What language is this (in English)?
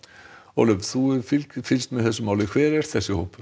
Icelandic